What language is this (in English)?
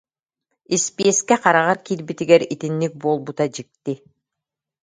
Yakut